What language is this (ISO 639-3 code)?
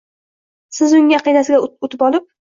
uzb